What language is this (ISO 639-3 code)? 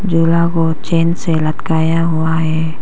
hin